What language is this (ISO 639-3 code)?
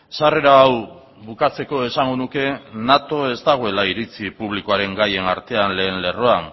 eus